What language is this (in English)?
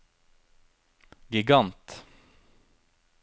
Norwegian